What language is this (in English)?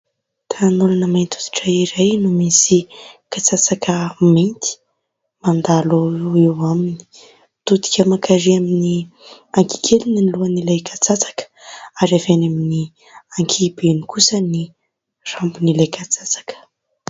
Malagasy